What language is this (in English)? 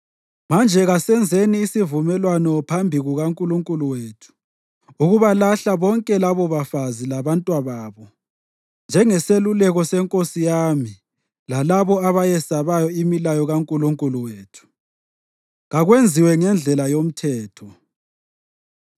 North Ndebele